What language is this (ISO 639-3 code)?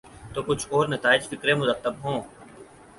urd